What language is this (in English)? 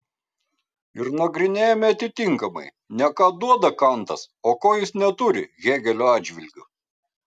Lithuanian